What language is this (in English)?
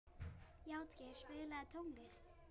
Icelandic